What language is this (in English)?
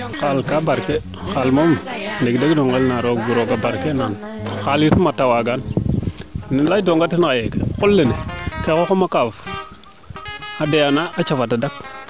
Serer